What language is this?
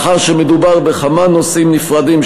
Hebrew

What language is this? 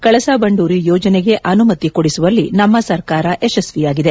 Kannada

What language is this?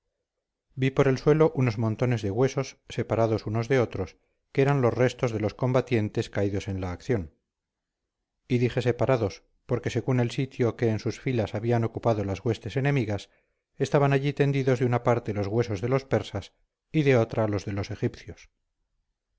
Spanish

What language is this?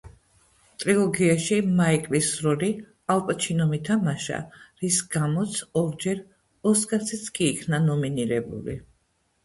Georgian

